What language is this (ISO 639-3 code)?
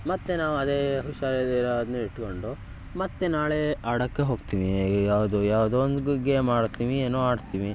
kan